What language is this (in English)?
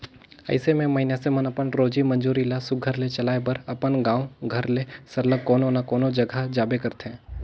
Chhattisgarhi